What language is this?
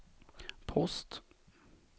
Swedish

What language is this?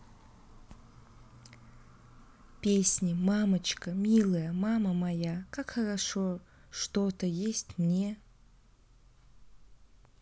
Russian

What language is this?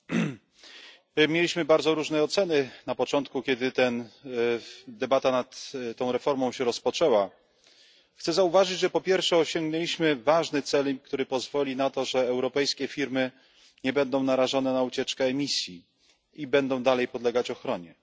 Polish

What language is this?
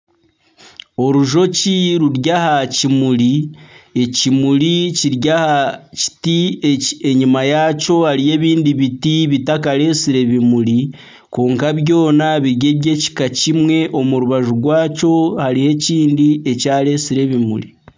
Nyankole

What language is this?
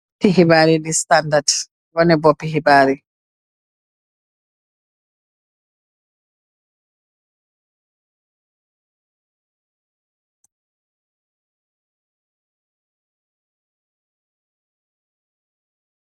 Wolof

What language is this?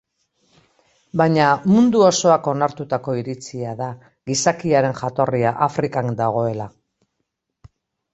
Basque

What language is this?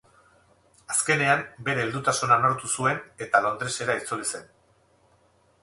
Basque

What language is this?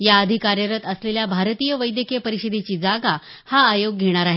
Marathi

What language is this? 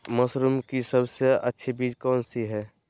Magahi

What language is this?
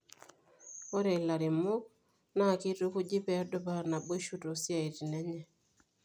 Masai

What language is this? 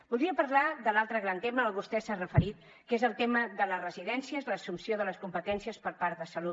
Catalan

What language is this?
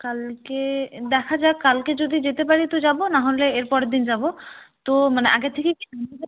Bangla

